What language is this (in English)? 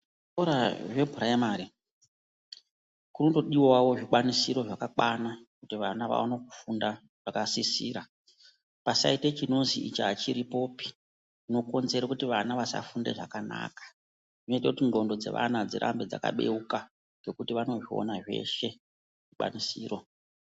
Ndau